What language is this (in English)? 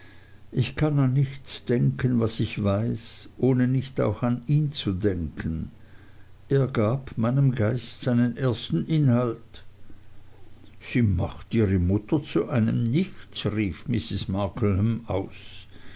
German